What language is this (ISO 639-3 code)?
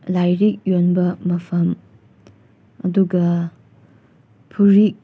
mni